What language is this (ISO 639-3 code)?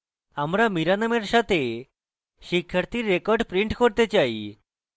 ben